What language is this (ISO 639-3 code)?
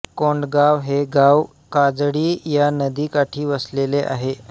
mar